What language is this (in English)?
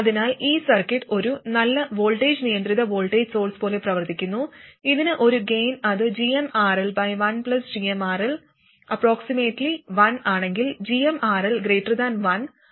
Malayalam